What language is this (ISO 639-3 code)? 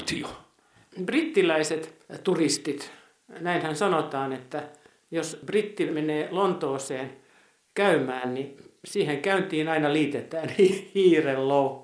fin